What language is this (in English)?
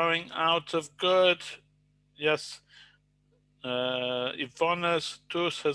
English